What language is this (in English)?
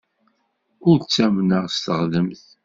Kabyle